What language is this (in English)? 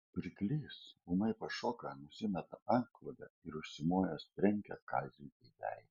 Lithuanian